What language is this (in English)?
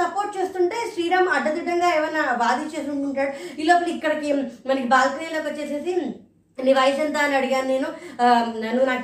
Telugu